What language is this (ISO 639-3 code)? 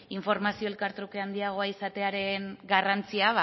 eus